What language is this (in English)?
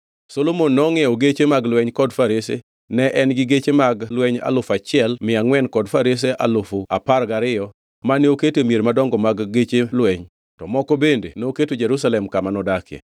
Luo (Kenya and Tanzania)